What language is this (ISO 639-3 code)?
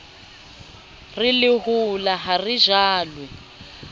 sot